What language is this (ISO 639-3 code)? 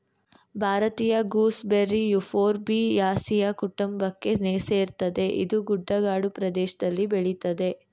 kan